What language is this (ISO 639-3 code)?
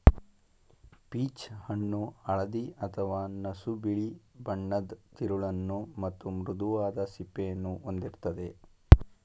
kan